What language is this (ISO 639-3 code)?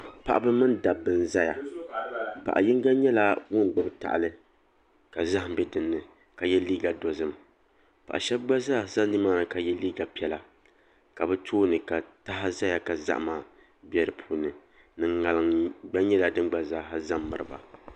dag